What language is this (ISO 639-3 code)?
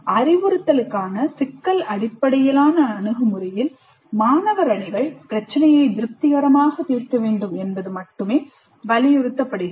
tam